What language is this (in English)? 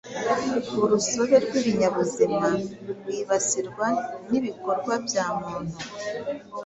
Kinyarwanda